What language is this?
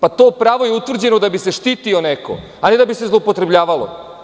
Serbian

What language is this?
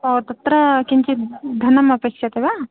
Sanskrit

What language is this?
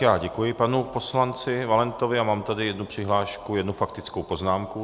Czech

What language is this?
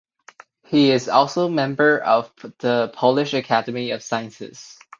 English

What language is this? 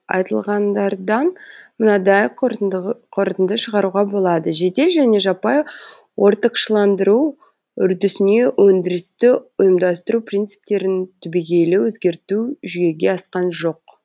Kazakh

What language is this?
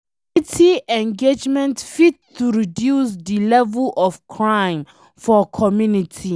Nigerian Pidgin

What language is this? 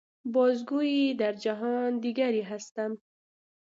Pashto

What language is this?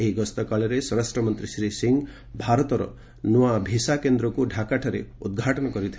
Odia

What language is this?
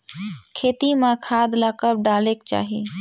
Chhattisgarhi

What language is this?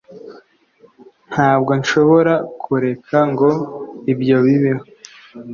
Kinyarwanda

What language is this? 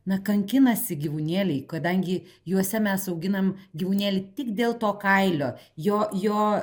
Lithuanian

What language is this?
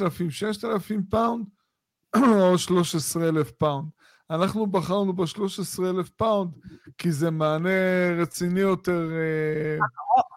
Hebrew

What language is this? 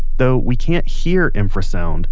English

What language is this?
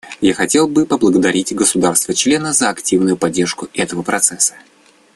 Russian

